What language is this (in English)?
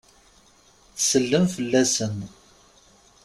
Kabyle